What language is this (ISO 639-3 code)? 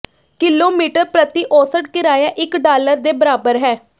pan